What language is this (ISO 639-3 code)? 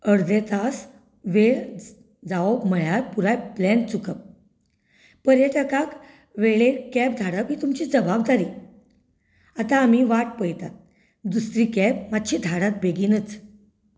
kok